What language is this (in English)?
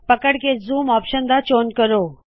Punjabi